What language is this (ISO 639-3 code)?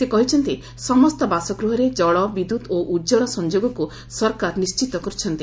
ori